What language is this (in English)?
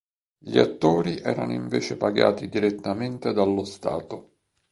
Italian